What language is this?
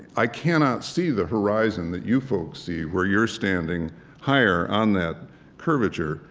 English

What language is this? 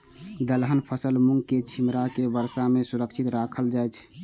Maithili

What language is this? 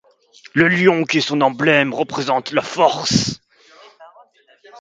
French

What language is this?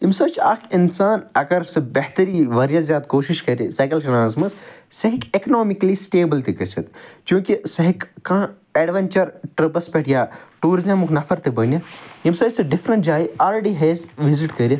Kashmiri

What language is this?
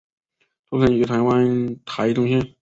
Chinese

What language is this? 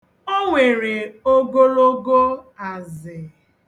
Igbo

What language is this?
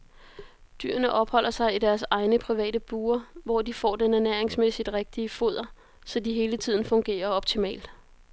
Danish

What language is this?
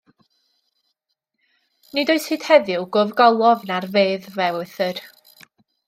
Welsh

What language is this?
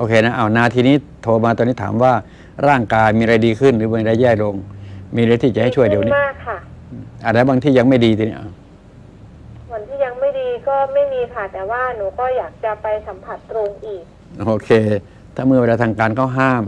Thai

